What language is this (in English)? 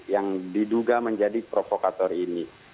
Indonesian